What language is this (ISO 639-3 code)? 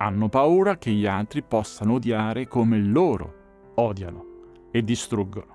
ita